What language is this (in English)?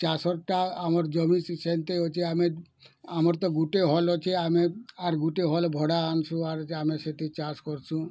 Odia